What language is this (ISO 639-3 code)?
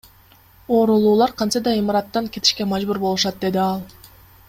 kir